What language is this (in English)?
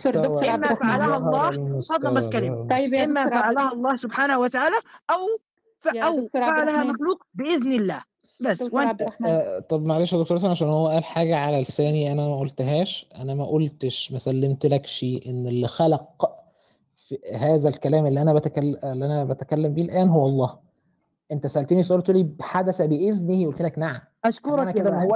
Arabic